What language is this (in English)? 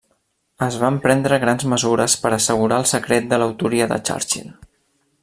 Catalan